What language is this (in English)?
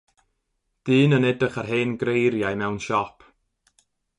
Welsh